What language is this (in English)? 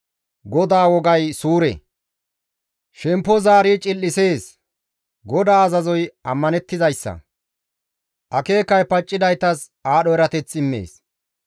Gamo